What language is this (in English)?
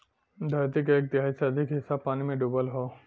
Bhojpuri